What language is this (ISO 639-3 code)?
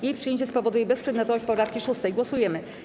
pol